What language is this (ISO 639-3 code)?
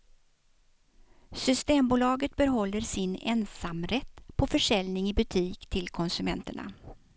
swe